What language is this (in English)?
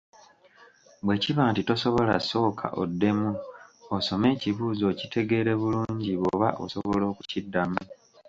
Ganda